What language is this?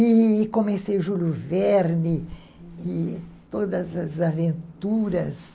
Portuguese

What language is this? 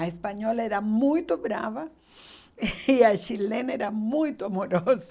Portuguese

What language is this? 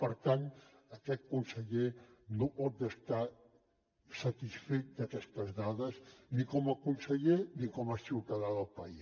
Catalan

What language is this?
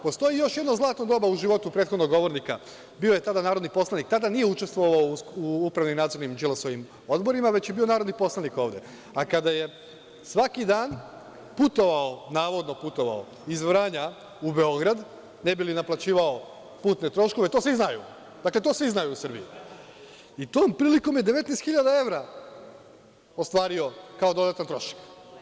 Serbian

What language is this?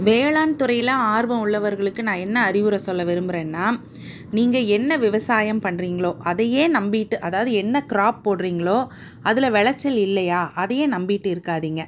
Tamil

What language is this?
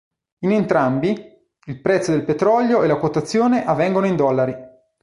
Italian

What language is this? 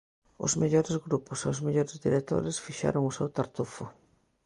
Galician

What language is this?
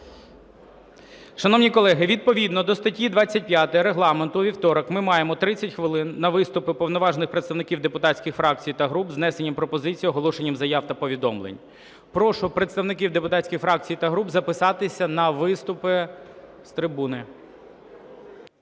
Ukrainian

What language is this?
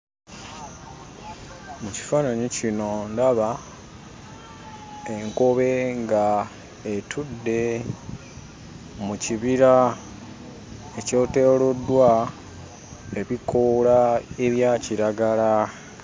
Ganda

